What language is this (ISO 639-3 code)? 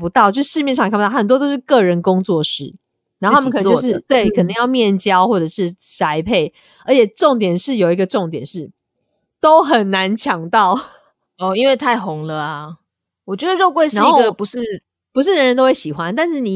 zho